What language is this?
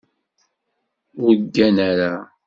Kabyle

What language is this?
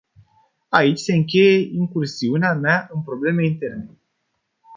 Romanian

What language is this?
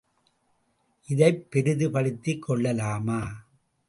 Tamil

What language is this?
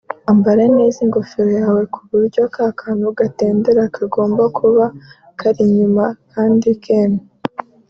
Kinyarwanda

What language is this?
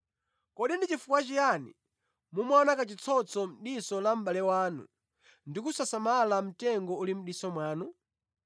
Nyanja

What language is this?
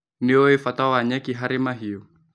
Kikuyu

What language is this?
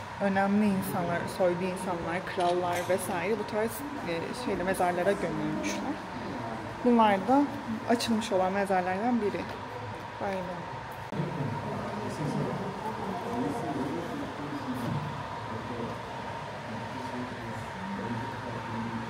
Turkish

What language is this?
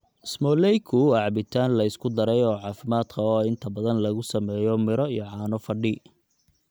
Somali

